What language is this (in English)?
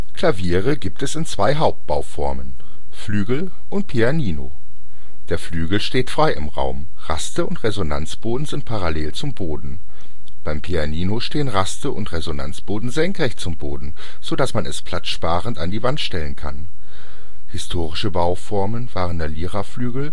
German